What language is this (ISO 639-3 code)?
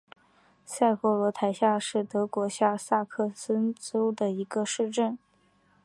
zho